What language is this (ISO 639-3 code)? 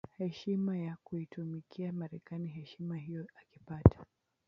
swa